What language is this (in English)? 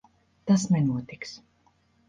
Latvian